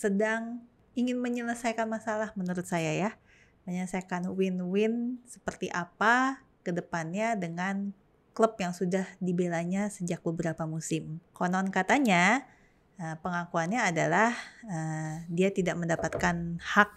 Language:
Indonesian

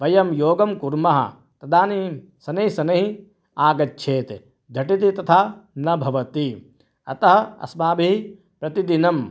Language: Sanskrit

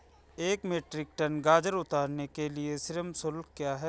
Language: Hindi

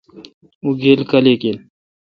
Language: Kalkoti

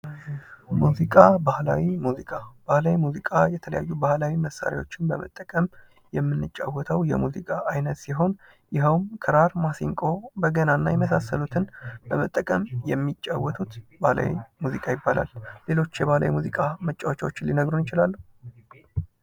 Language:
Amharic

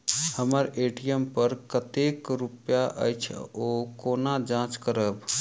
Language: Maithili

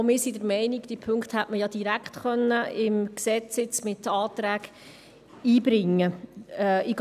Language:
Swiss German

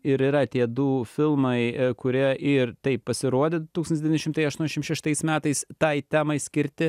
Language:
Lithuanian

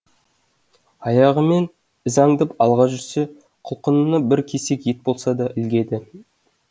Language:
Kazakh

